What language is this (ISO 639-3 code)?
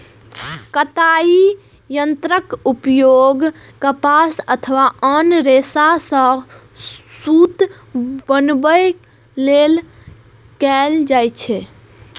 mai